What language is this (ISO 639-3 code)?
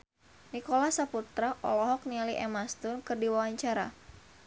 sun